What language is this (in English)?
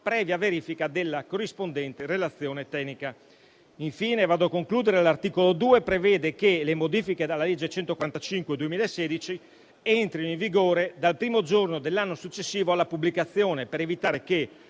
Italian